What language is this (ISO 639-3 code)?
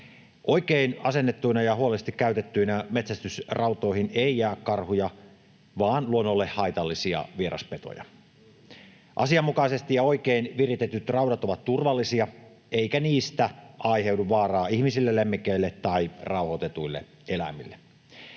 fin